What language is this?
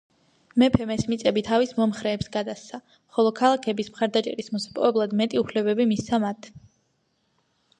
Georgian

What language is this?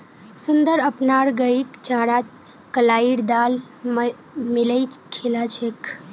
Magahi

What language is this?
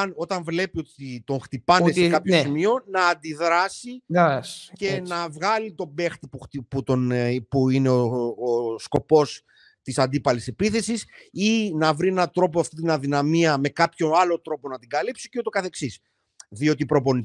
Greek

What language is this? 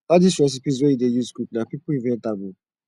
Nigerian Pidgin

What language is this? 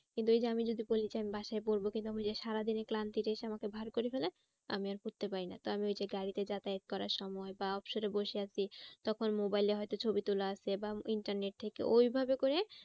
Bangla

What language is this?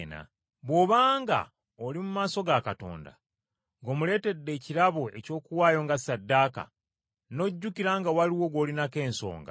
Ganda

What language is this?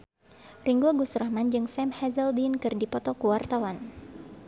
Sundanese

